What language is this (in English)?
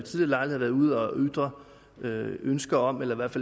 Danish